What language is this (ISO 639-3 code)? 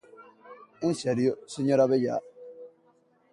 glg